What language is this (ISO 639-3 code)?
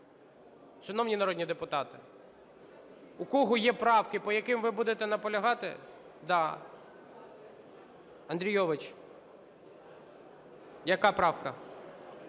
ukr